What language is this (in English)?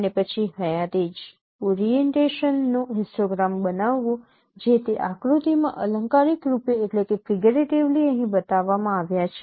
Gujarati